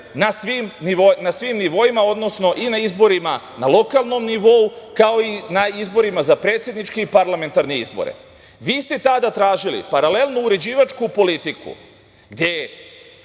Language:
Serbian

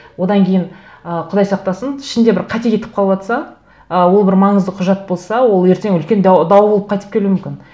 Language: Kazakh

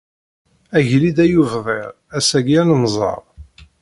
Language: Kabyle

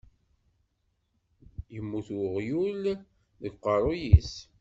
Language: Kabyle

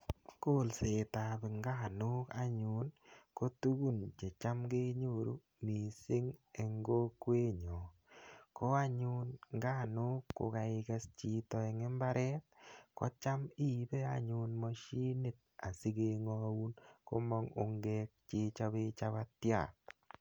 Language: Kalenjin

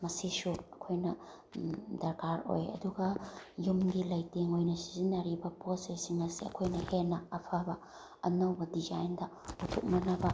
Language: Manipuri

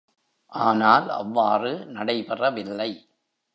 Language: Tamil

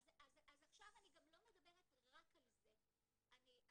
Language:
Hebrew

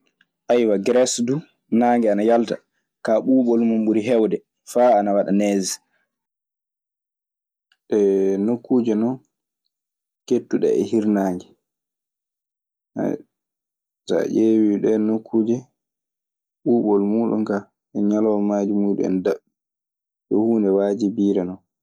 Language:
Maasina Fulfulde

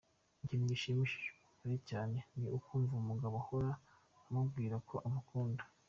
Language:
Kinyarwanda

